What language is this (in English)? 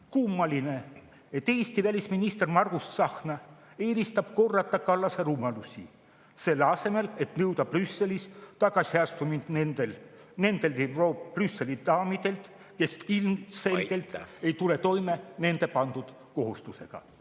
Estonian